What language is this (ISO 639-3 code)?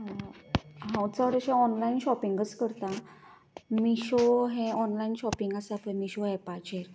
kok